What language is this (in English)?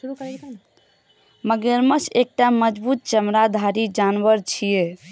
Maithili